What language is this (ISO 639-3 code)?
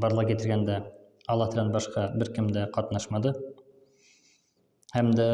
tur